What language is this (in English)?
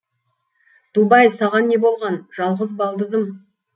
Kazakh